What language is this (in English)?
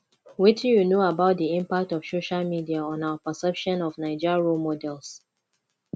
Nigerian Pidgin